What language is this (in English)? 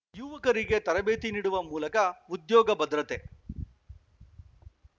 Kannada